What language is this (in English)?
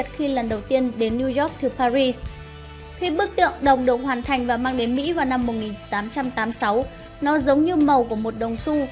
Vietnamese